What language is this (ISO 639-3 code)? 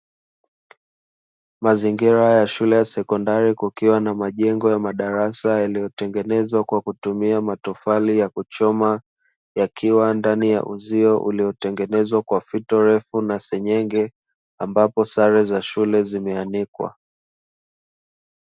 swa